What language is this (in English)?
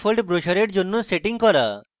Bangla